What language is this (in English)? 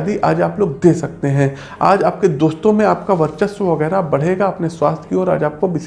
Hindi